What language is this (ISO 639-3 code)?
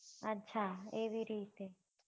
guj